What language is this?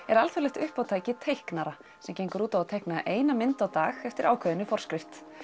Icelandic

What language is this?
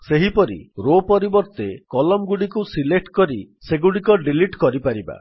Odia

